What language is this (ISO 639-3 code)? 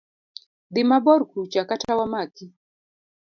luo